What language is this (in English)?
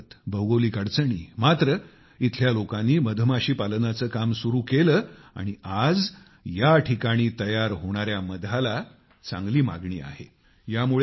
Marathi